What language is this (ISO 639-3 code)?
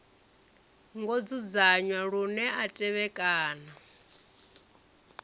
ven